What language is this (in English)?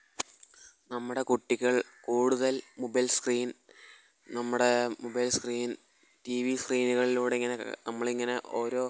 Malayalam